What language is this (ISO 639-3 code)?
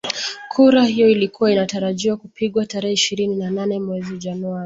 swa